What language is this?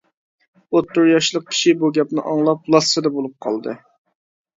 Uyghur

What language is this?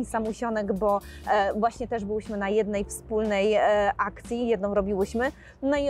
Polish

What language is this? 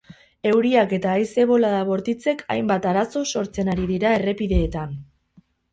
Basque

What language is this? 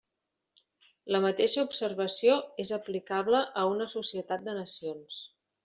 Catalan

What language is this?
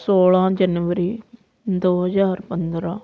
Punjabi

